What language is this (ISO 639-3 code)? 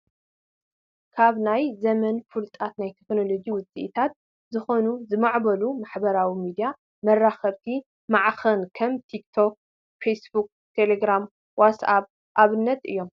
tir